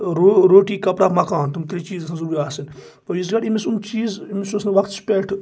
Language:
Kashmiri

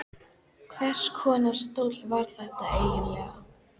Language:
Icelandic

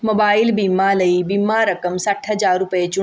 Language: Punjabi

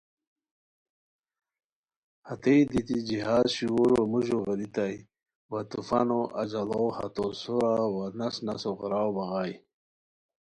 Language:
Khowar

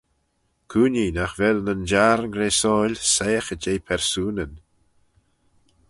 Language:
Manx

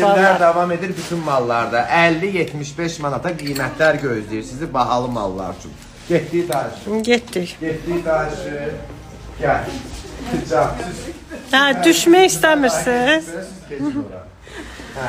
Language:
Turkish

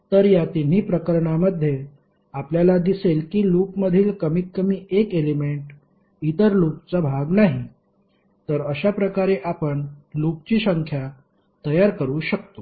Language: Marathi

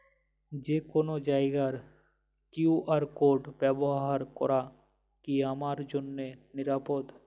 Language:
Bangla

